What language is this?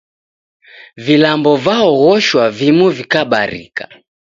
Taita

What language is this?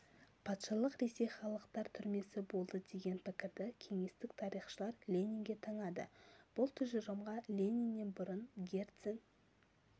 Kazakh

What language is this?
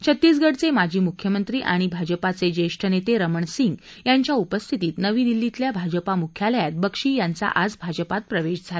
Marathi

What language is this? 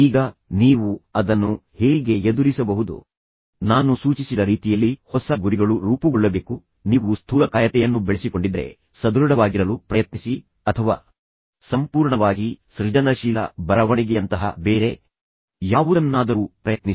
Kannada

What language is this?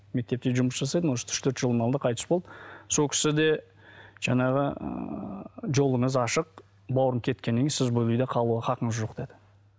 Kazakh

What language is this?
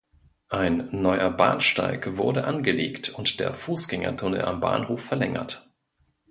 German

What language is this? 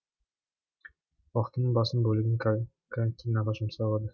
Kazakh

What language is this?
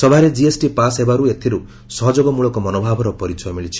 Odia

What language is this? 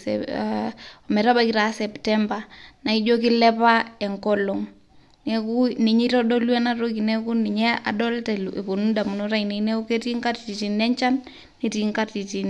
Masai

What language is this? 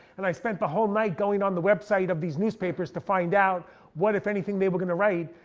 English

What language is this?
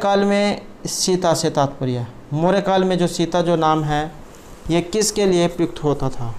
Hindi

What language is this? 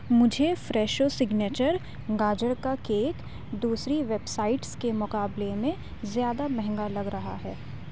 Urdu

